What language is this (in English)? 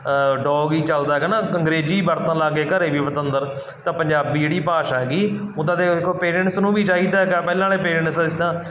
Punjabi